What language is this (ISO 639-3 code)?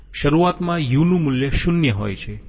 guj